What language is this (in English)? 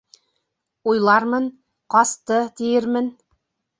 Bashkir